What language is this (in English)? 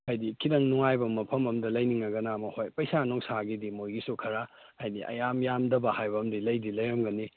Manipuri